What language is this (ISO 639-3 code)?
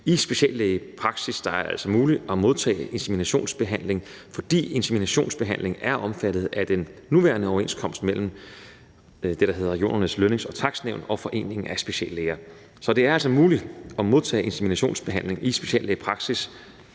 dan